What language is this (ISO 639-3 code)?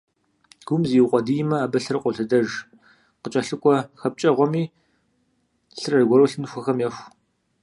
kbd